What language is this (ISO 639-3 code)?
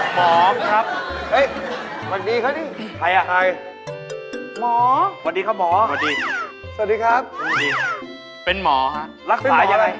tha